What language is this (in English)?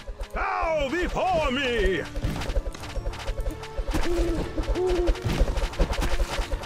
German